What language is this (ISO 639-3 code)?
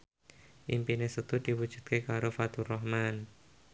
jav